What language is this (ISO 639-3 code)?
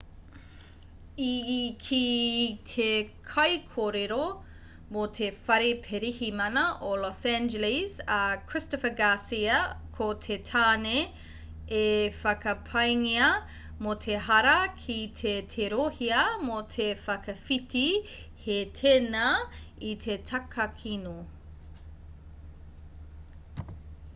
mri